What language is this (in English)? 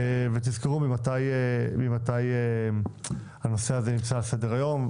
Hebrew